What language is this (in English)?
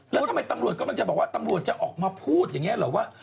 Thai